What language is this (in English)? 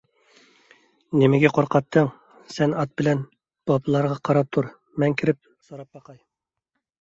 Uyghur